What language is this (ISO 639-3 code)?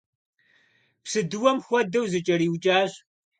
kbd